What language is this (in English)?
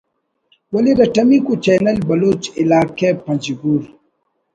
Brahui